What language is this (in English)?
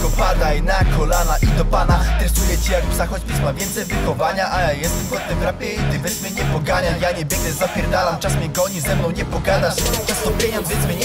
Polish